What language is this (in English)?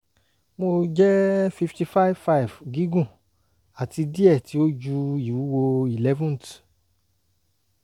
Yoruba